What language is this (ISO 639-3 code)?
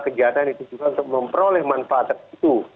ind